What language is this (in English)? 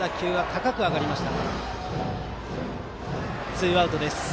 Japanese